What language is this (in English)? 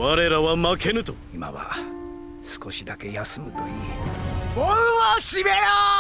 Japanese